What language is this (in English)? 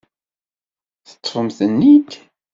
Kabyle